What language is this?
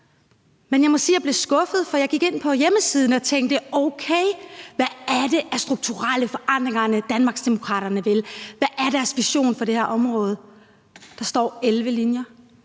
Danish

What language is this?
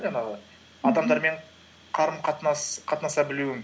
Kazakh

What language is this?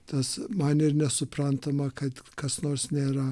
Lithuanian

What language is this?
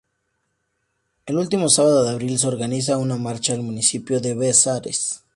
Spanish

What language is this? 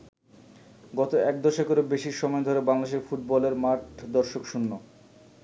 Bangla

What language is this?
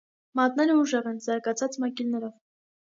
Armenian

